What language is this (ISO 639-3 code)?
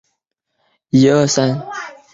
zho